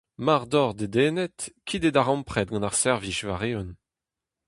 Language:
Breton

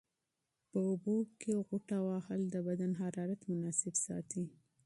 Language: Pashto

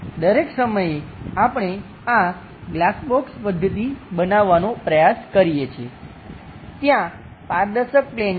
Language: Gujarati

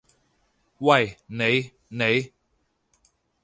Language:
Cantonese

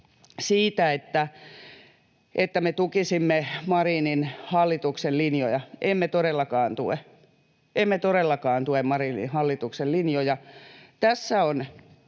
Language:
Finnish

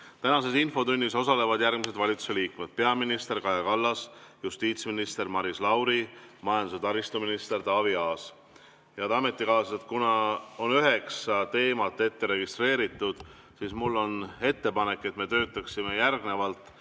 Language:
Estonian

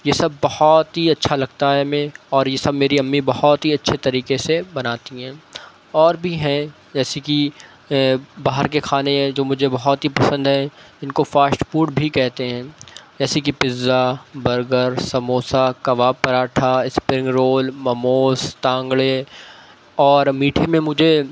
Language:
Urdu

